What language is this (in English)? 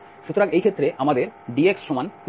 Bangla